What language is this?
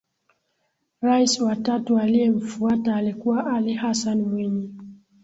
Swahili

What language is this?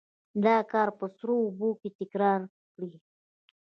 Pashto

